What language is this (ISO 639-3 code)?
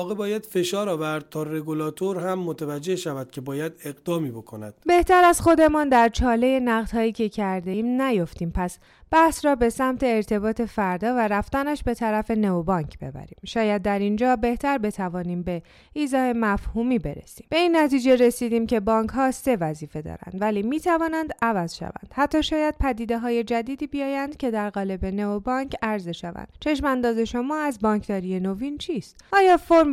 fas